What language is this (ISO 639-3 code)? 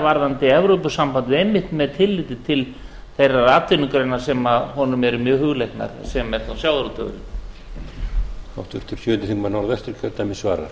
isl